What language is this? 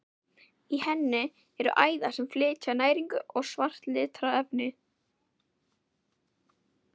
Icelandic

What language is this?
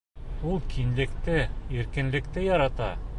Bashkir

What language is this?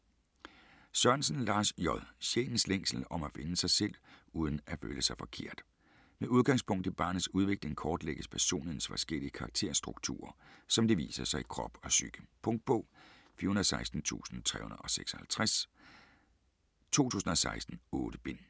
Danish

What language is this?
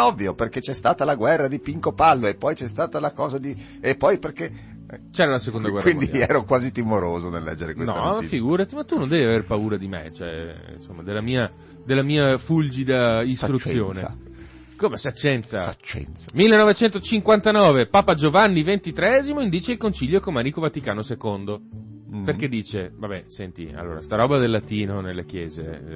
Italian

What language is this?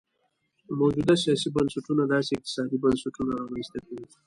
Pashto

